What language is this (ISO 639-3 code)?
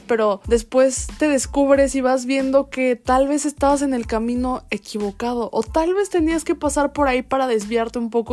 spa